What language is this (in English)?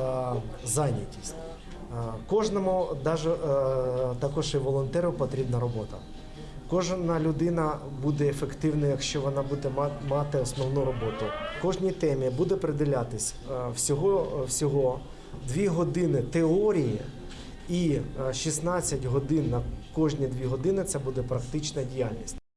Ukrainian